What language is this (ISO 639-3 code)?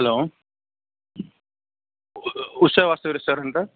tel